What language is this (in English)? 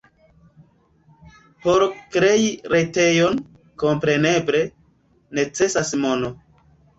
Esperanto